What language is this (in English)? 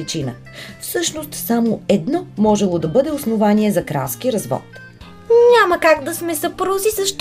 Bulgarian